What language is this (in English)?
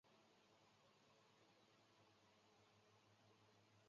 Chinese